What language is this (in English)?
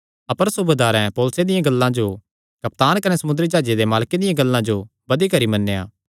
Kangri